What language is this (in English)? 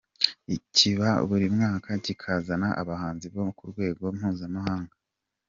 Kinyarwanda